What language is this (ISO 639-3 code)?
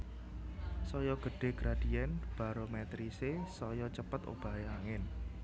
jav